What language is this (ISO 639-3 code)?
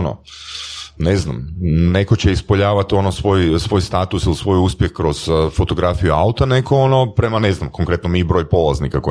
hrv